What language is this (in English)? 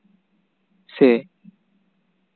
Santali